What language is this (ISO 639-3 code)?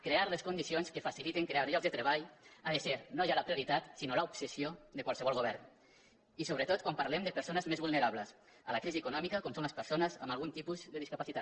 cat